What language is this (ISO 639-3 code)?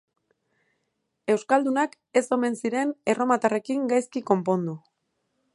eus